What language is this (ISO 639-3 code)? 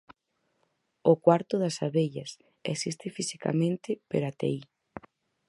glg